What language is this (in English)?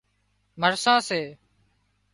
Wadiyara Koli